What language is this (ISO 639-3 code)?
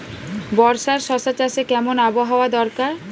ben